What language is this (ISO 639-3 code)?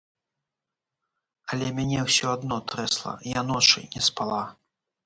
bel